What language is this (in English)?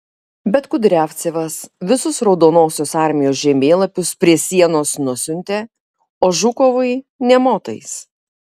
Lithuanian